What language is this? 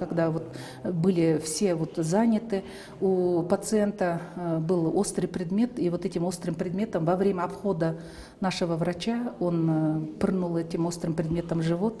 Russian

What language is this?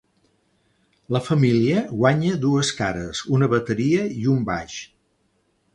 Catalan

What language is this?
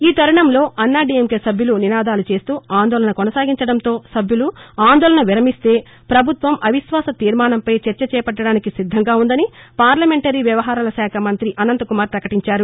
Telugu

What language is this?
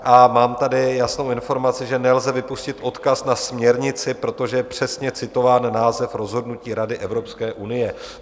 Czech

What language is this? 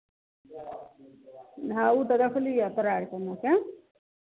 Maithili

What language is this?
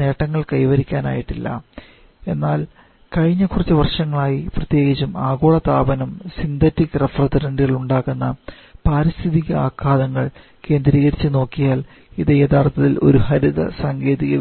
Malayalam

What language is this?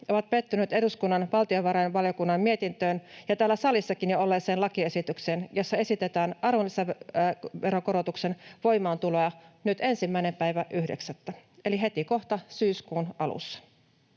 Finnish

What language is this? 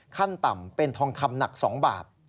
Thai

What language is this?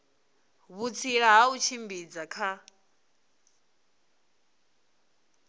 Venda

